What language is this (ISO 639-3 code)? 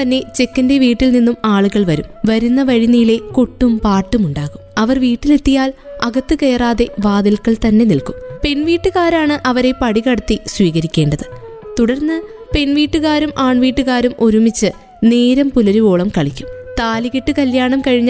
mal